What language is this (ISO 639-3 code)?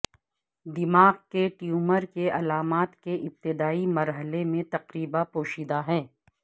urd